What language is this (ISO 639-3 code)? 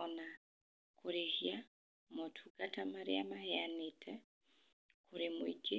kik